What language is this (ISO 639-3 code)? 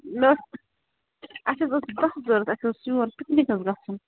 kas